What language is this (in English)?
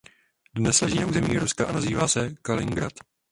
Czech